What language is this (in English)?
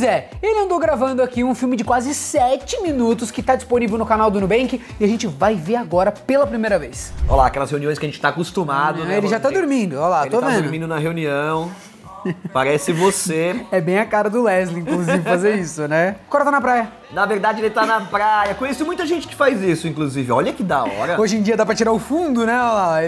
Portuguese